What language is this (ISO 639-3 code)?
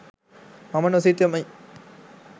sin